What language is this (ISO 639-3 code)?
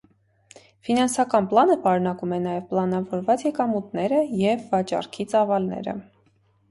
hye